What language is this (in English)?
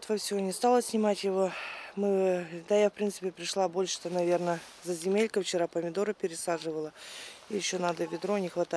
Russian